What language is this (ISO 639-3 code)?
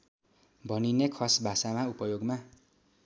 nep